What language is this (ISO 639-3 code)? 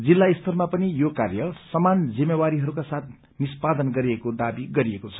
nep